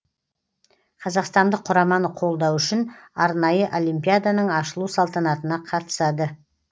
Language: Kazakh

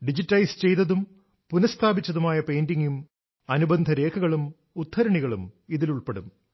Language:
Malayalam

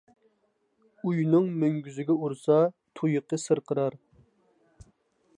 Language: Uyghur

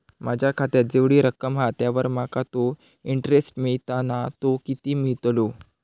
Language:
Marathi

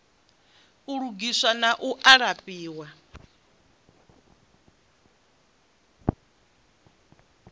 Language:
Venda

